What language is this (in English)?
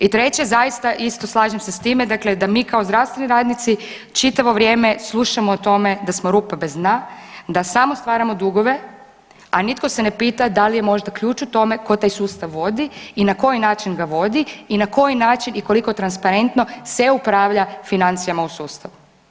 Croatian